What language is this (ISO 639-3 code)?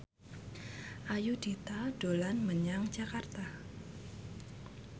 jav